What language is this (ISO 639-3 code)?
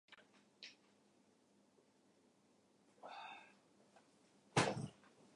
jpn